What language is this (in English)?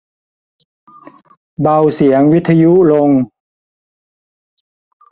Thai